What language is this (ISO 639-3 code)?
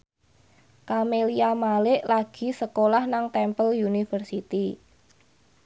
jav